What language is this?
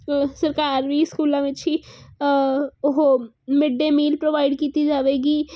Punjabi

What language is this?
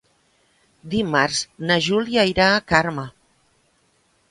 Catalan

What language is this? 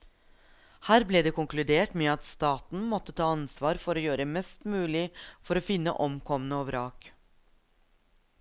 Norwegian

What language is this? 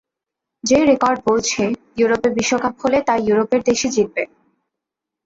Bangla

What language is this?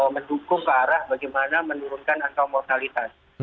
Indonesian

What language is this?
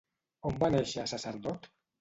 Catalan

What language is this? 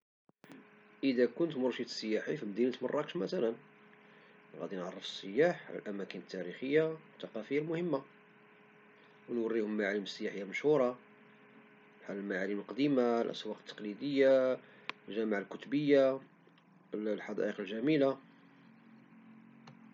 Moroccan Arabic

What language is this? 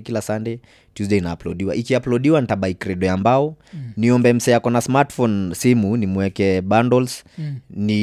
Swahili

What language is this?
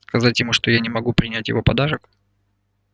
Russian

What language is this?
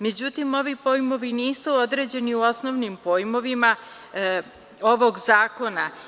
Serbian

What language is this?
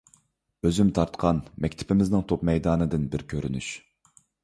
Uyghur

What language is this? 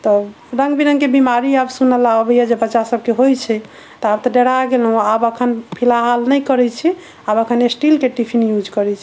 Maithili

